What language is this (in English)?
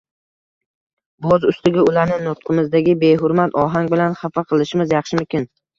Uzbek